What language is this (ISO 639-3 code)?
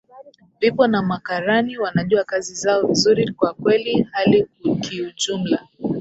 swa